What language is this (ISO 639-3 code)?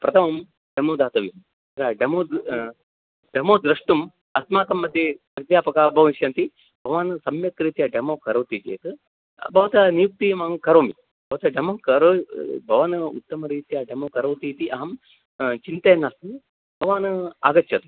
san